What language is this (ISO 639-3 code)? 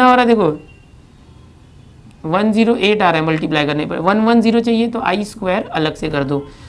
hin